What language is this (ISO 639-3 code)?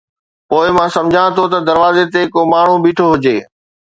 snd